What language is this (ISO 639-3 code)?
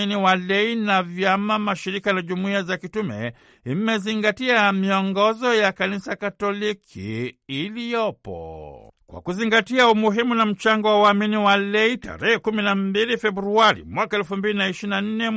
swa